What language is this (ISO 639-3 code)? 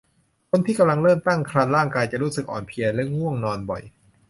tha